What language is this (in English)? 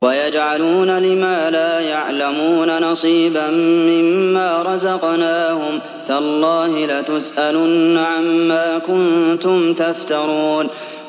Arabic